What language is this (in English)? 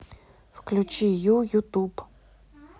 Russian